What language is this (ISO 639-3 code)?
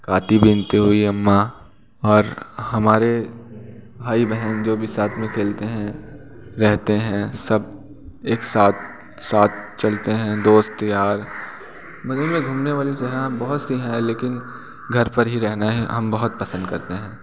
hin